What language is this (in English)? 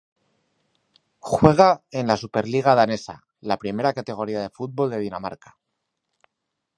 Spanish